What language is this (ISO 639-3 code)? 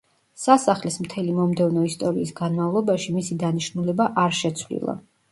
kat